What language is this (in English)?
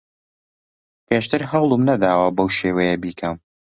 Central Kurdish